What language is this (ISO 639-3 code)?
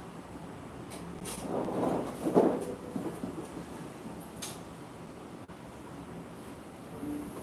kor